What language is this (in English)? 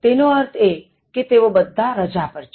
Gujarati